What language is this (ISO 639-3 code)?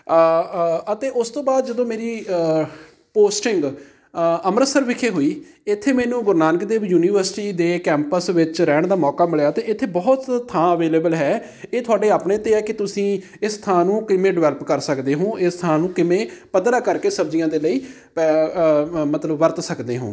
pan